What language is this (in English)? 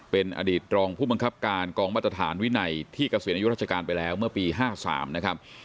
Thai